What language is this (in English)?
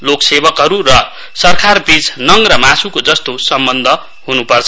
Nepali